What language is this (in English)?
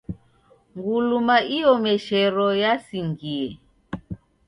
Taita